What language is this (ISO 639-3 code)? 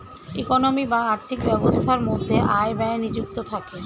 ben